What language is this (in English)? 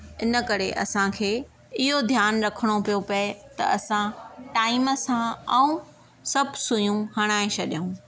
Sindhi